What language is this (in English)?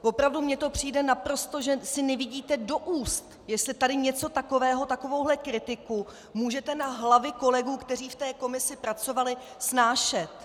Czech